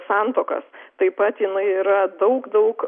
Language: Lithuanian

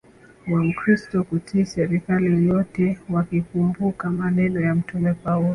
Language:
Swahili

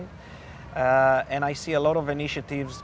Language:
Indonesian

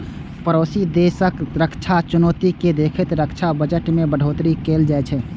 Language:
Maithili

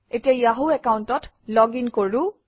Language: Assamese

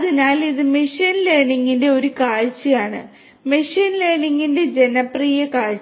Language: Malayalam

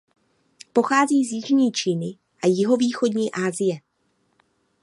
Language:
Czech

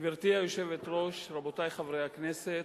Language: Hebrew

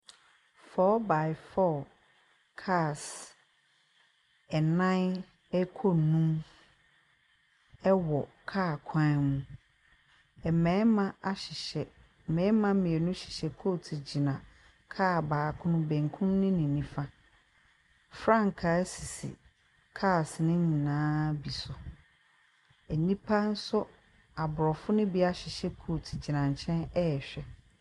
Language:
Akan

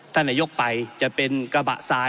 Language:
Thai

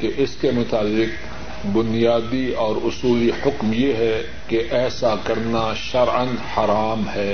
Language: Urdu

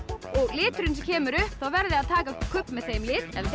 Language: Icelandic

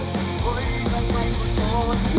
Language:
Thai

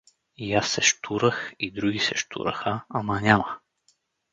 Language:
Bulgarian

